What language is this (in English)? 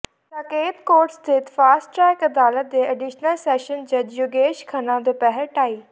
Punjabi